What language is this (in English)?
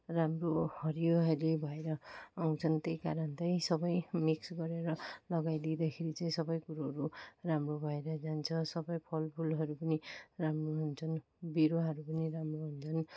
Nepali